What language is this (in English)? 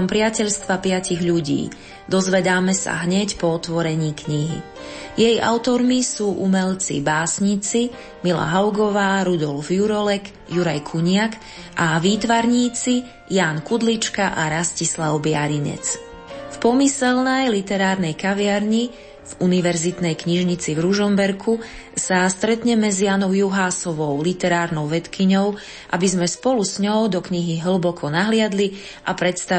Slovak